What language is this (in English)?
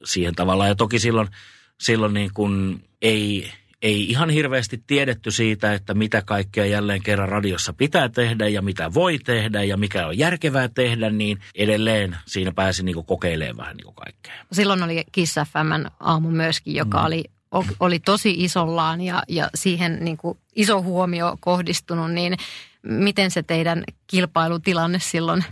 Finnish